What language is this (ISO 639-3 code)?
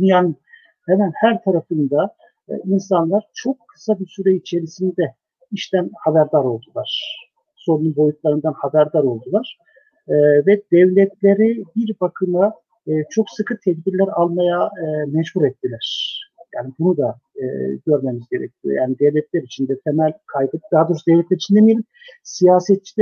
tur